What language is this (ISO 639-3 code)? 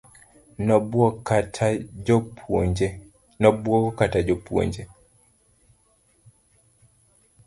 luo